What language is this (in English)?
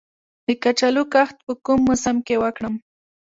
Pashto